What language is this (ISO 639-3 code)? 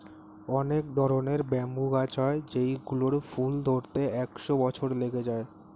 ben